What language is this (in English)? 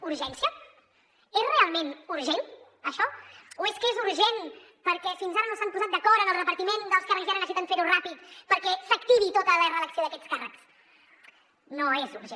Catalan